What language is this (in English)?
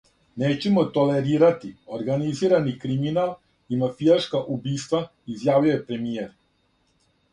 Serbian